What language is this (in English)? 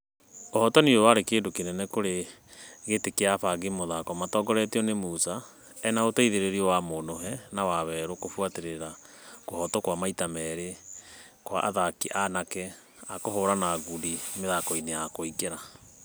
Kikuyu